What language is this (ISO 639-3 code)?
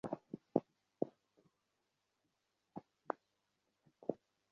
ben